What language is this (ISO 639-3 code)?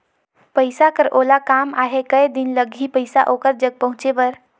hne